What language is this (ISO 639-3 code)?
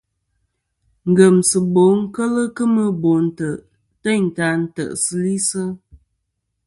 bkm